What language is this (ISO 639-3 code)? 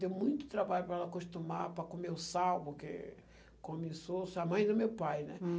por